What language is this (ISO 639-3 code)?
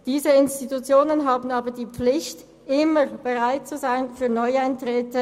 gsw